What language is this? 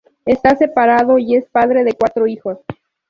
Spanish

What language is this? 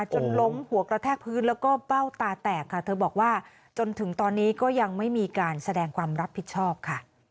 Thai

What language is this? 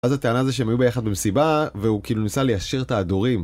Hebrew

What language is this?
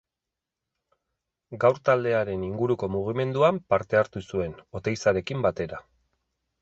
Basque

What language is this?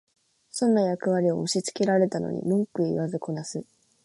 Japanese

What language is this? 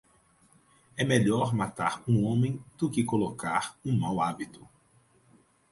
Portuguese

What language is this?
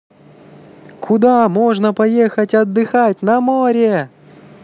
Russian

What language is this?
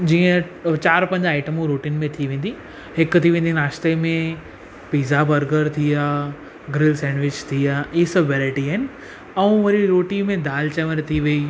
Sindhi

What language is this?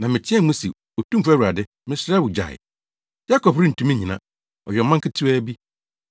Akan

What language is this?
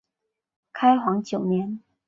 Chinese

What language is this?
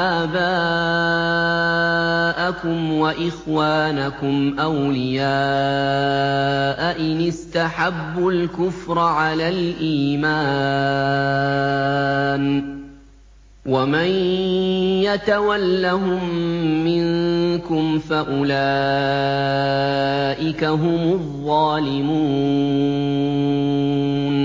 Arabic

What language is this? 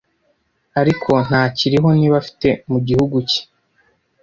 Kinyarwanda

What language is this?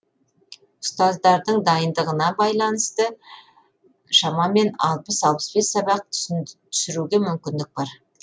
Kazakh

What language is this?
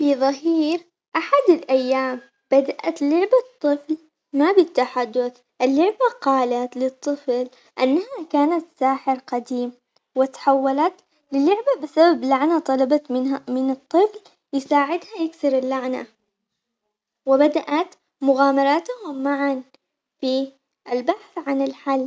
Omani Arabic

